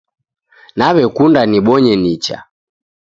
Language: Taita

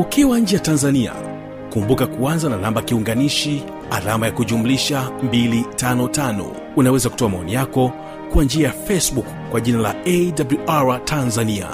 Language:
Swahili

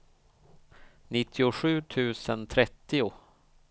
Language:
Swedish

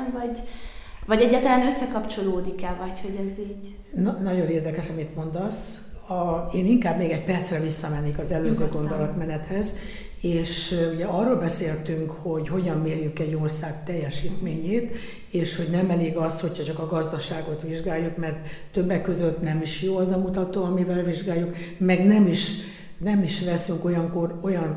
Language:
Hungarian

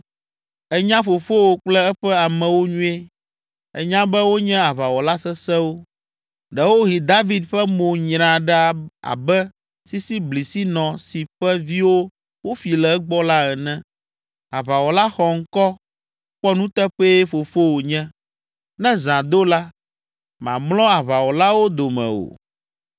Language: Ewe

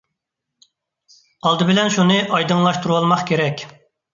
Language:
Uyghur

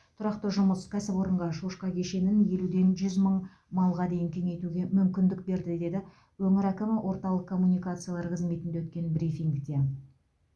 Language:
Kazakh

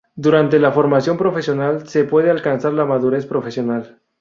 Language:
Spanish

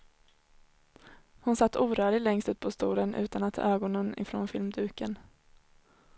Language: Swedish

